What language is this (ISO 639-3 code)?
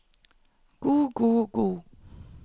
nor